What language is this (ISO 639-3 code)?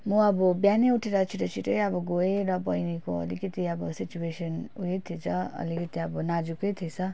nep